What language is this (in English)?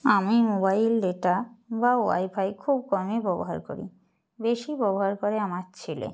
Bangla